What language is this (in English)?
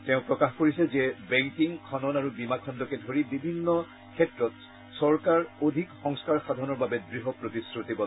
Assamese